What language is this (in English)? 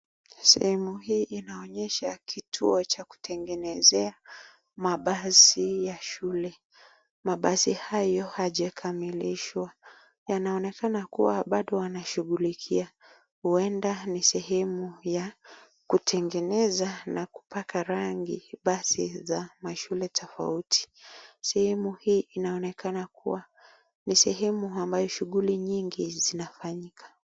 Swahili